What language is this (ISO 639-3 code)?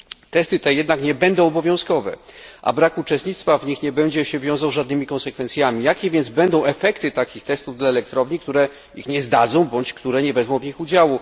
pol